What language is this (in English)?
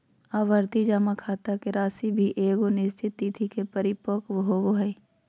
Magahi